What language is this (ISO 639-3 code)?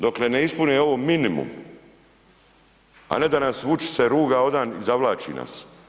hrv